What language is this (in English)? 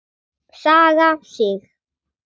Icelandic